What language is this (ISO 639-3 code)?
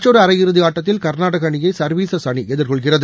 tam